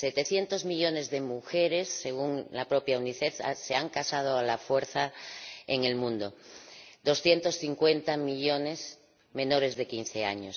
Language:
Spanish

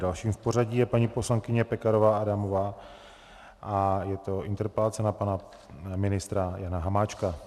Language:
Czech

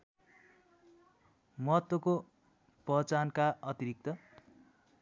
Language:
Nepali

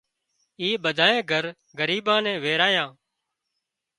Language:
Wadiyara Koli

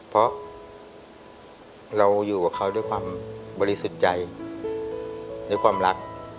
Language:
Thai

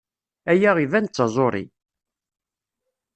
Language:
Kabyle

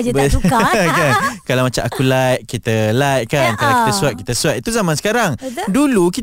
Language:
Malay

